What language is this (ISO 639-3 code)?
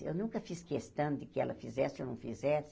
por